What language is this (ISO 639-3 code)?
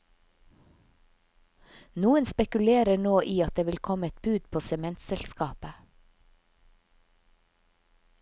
nor